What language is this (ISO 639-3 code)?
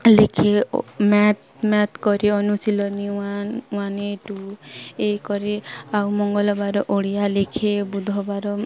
ori